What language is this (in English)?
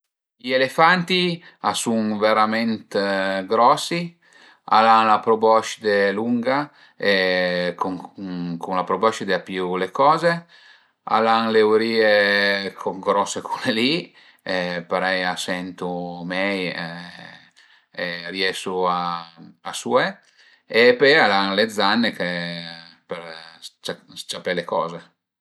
Piedmontese